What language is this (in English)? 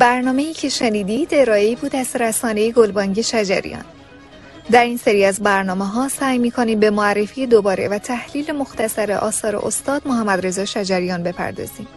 Persian